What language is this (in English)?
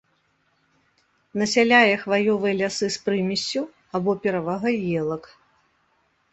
Belarusian